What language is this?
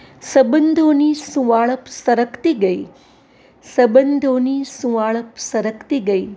Gujarati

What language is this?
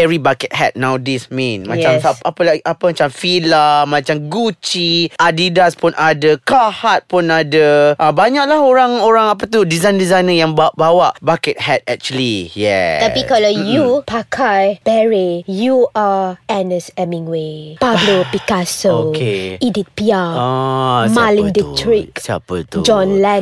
Malay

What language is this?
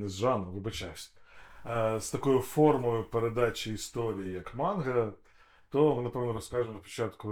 Ukrainian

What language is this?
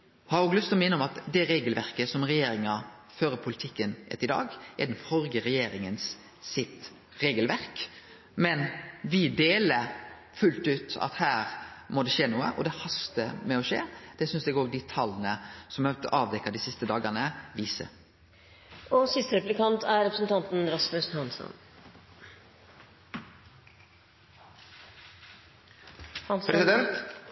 Norwegian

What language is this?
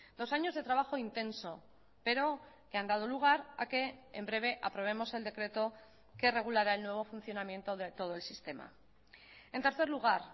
Spanish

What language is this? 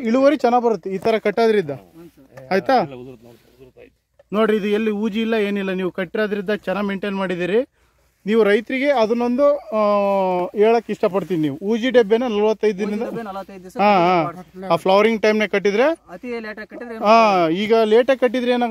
Arabic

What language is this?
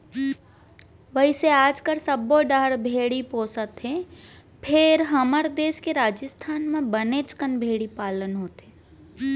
Chhattisgarhi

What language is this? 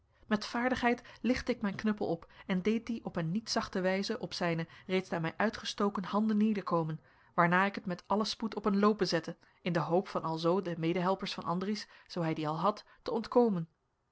Dutch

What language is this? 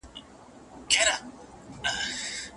Pashto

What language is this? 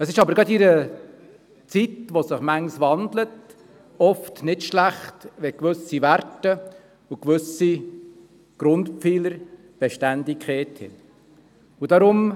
Swiss German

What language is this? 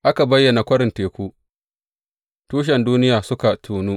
Hausa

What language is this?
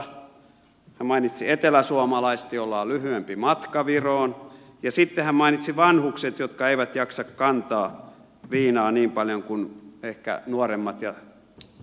Finnish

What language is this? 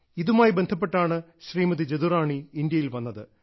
Malayalam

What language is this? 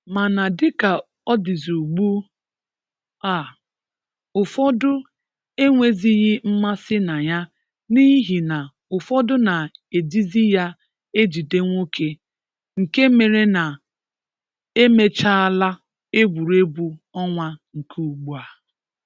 Igbo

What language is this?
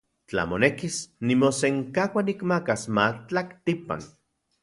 Central Puebla Nahuatl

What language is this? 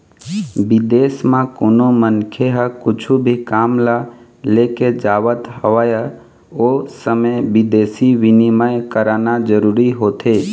Chhattisgarhi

